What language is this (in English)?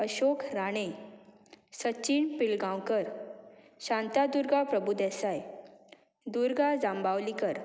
Konkani